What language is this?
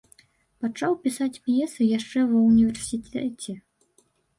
Belarusian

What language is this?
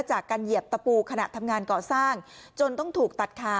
Thai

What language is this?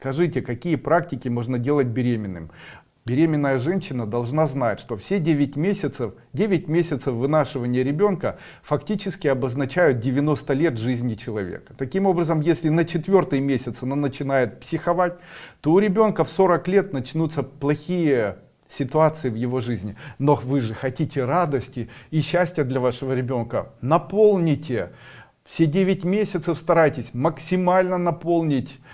Russian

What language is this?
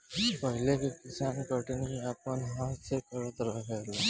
Bhojpuri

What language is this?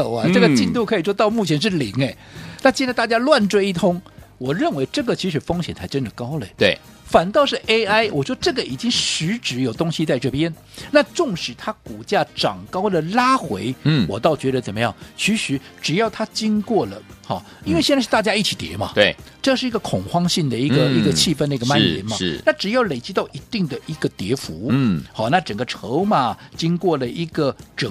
Chinese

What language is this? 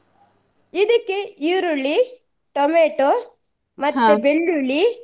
Kannada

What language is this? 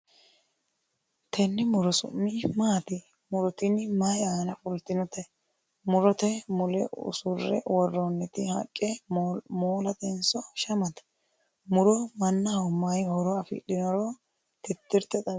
Sidamo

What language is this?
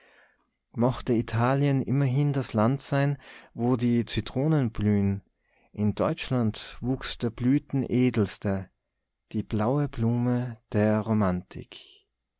German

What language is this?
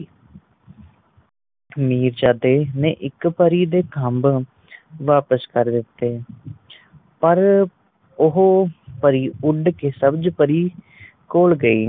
Punjabi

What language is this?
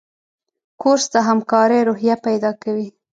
Pashto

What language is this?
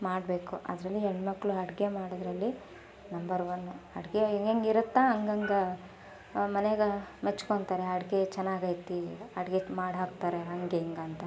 Kannada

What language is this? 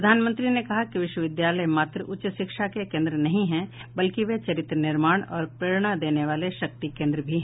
Hindi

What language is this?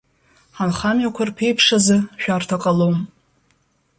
Abkhazian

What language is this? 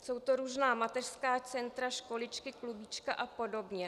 Czech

